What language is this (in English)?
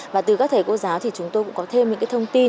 Vietnamese